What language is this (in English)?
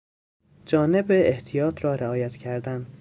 Persian